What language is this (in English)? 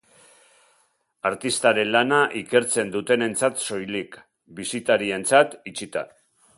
Basque